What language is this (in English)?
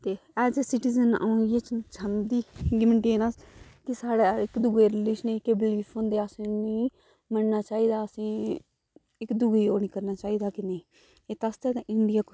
Dogri